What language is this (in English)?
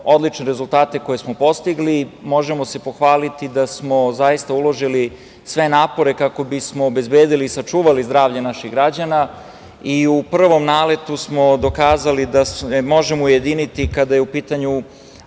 Serbian